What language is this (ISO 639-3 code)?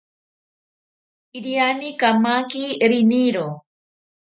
cpy